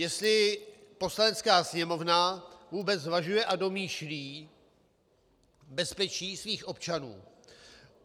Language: Czech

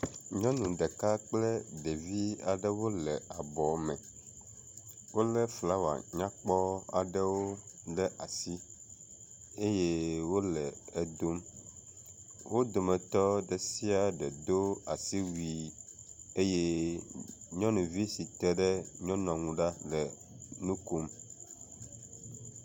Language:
Ewe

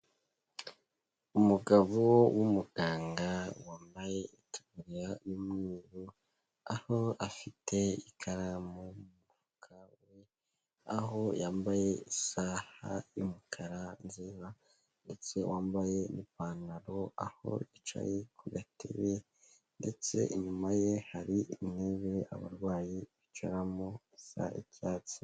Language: Kinyarwanda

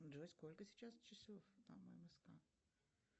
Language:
Russian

